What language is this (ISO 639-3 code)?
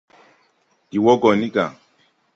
tui